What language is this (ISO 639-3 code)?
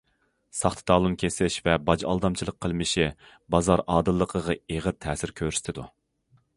uig